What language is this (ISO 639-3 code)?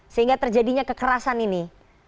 ind